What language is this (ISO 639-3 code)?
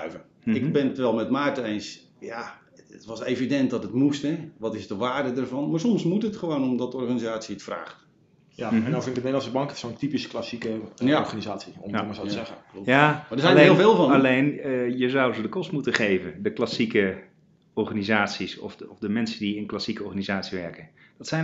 nld